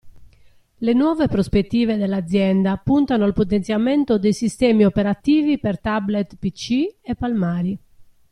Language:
Italian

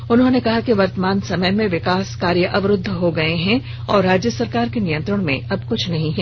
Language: Hindi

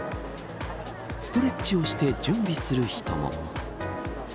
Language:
Japanese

